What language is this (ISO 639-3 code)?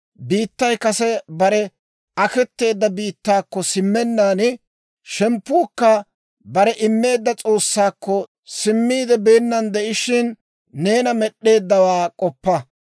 dwr